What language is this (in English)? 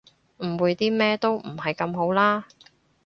Cantonese